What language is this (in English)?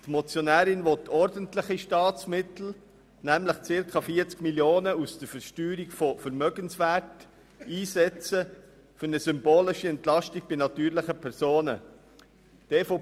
Swiss German